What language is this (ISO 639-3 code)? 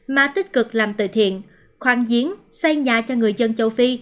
vie